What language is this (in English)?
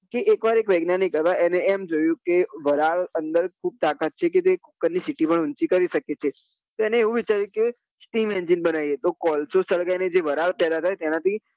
Gujarati